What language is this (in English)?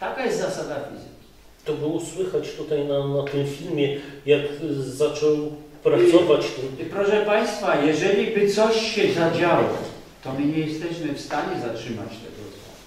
Polish